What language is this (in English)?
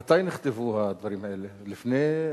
Hebrew